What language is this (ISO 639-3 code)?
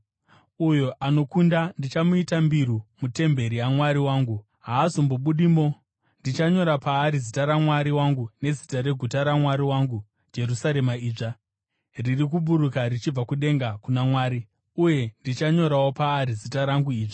sna